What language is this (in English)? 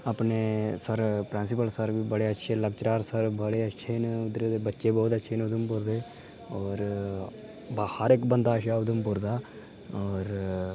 Dogri